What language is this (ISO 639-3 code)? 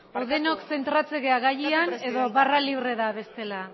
eus